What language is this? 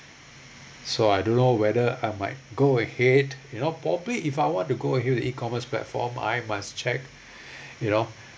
English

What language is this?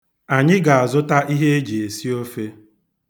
Igbo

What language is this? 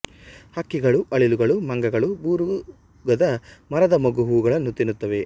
Kannada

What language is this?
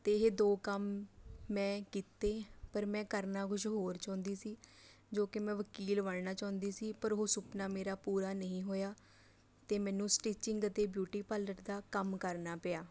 Punjabi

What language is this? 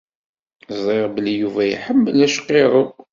Kabyle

